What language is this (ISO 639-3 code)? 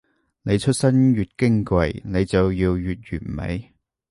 yue